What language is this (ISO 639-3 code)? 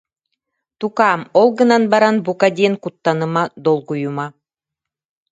sah